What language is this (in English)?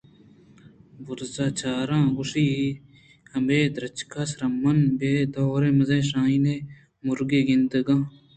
Eastern Balochi